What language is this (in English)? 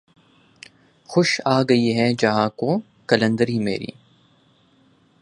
Urdu